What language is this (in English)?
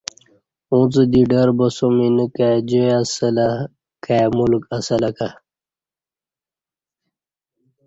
Kati